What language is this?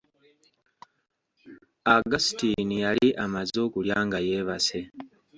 Ganda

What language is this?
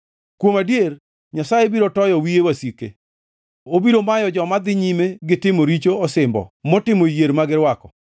Luo (Kenya and Tanzania)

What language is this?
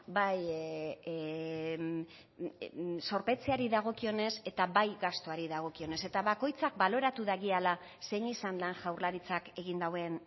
Basque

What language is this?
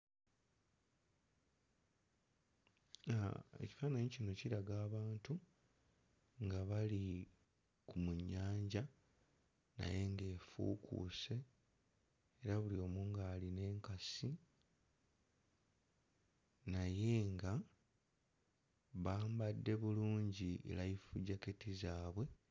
Ganda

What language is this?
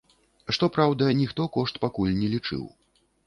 Belarusian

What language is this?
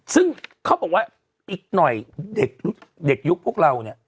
Thai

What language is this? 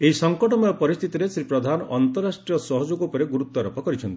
Odia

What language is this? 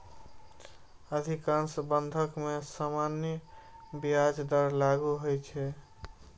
Maithili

